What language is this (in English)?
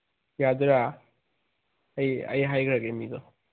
Manipuri